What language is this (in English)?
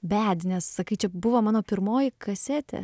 Lithuanian